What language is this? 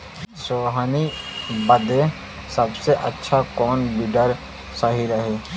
Bhojpuri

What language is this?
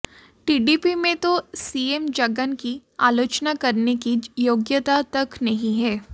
Hindi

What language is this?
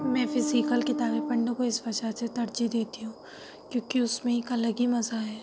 Urdu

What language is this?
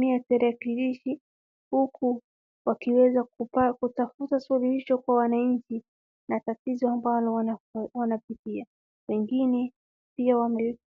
Swahili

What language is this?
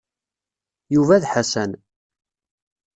Kabyle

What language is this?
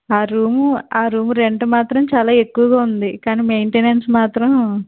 Telugu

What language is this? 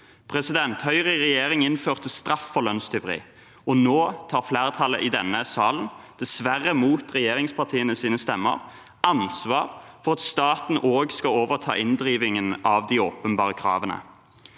Norwegian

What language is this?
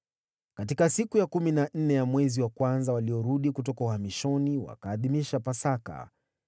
Swahili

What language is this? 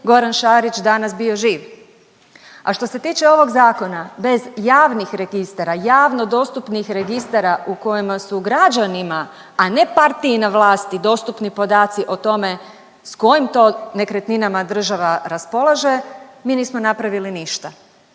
Croatian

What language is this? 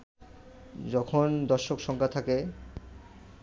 Bangla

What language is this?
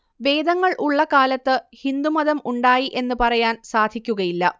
Malayalam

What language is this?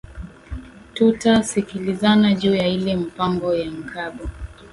Swahili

